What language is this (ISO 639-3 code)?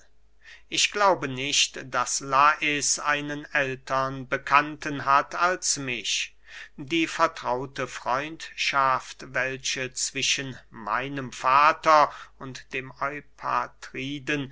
deu